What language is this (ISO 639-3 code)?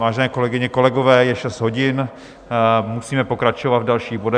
ces